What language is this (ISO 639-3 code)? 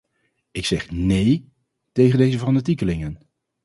nld